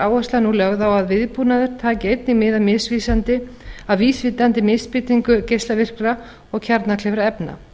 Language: Icelandic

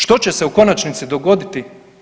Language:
Croatian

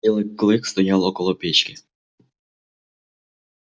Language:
Russian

